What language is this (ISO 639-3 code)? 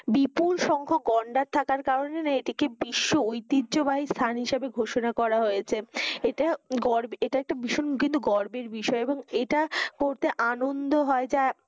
ben